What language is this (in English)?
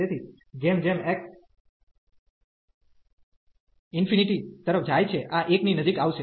Gujarati